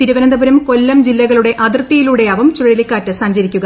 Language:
Malayalam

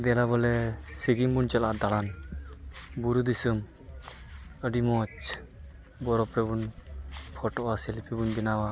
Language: Santali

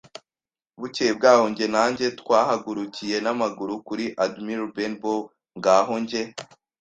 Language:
Kinyarwanda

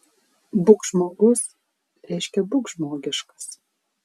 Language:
Lithuanian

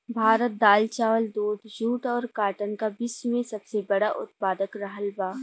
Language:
Bhojpuri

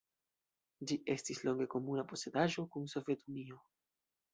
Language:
Esperanto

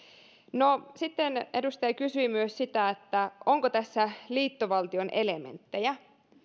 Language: Finnish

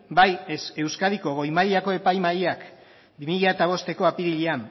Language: Basque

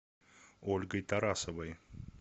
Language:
Russian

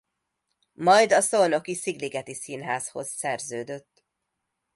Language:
Hungarian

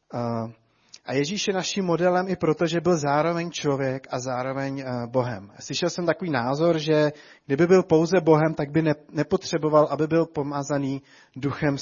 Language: Czech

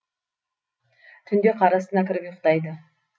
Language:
Kazakh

